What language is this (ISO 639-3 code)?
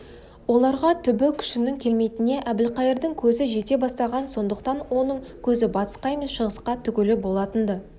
kaz